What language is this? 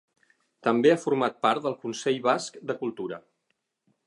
Catalan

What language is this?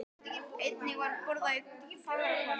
Icelandic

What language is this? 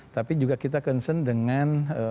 Indonesian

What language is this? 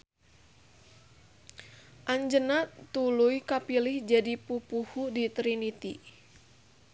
Sundanese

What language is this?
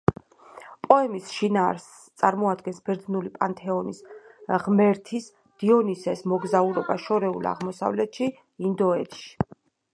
Georgian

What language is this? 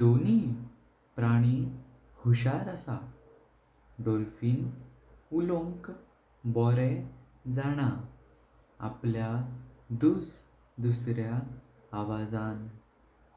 Konkani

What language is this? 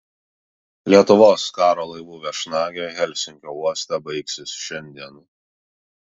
Lithuanian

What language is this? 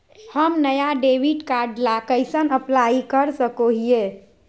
Magahi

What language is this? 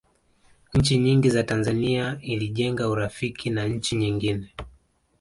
Swahili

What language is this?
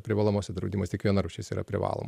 Lithuanian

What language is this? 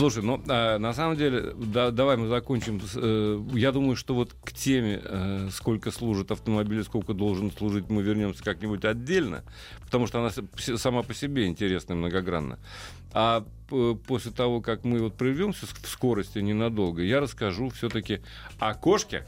Russian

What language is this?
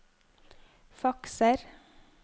Norwegian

